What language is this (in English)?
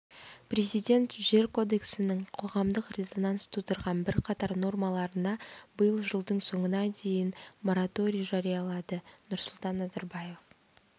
Kazakh